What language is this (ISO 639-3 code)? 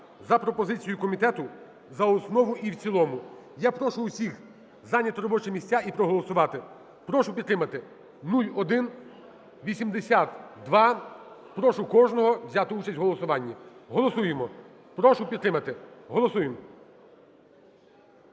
ukr